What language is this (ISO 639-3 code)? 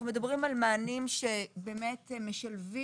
heb